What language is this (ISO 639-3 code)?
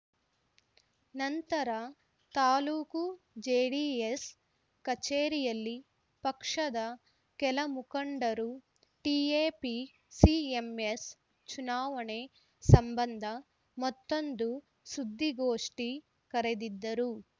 kan